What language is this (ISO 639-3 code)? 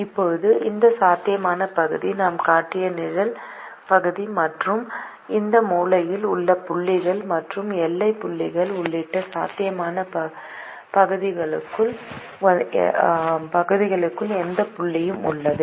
tam